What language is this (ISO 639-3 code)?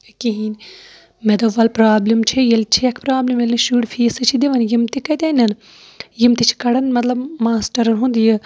kas